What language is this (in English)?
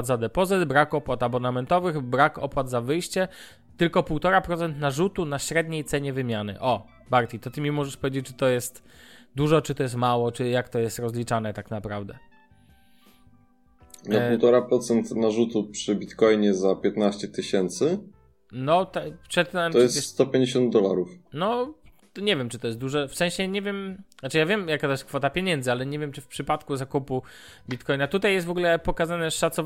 Polish